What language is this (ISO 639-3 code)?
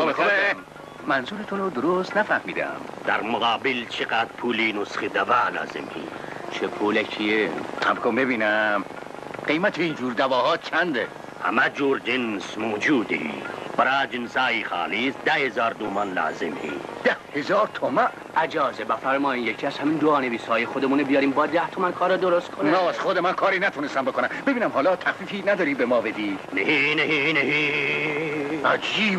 fas